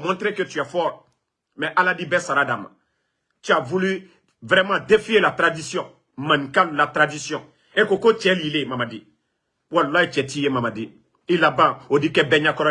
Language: French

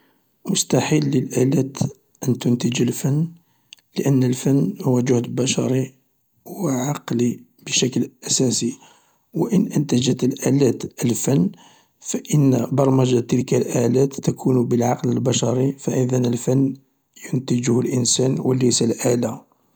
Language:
Algerian Arabic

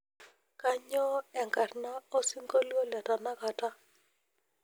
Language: Masai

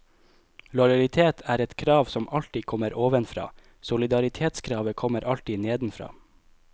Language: Norwegian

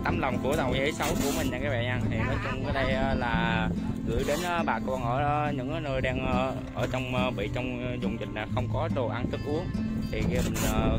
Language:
Vietnamese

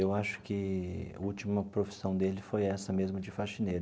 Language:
Portuguese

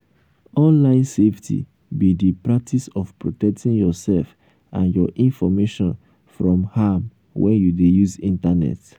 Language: Nigerian Pidgin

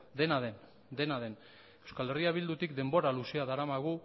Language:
Basque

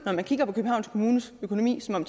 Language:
Danish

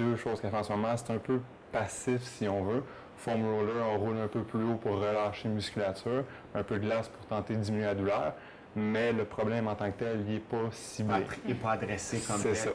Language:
French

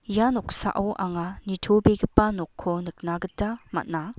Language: Garo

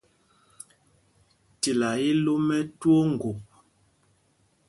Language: Mpumpong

